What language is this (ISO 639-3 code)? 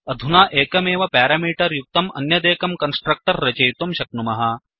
san